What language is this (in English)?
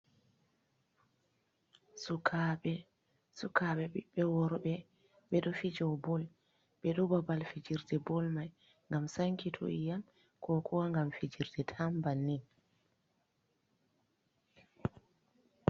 Fula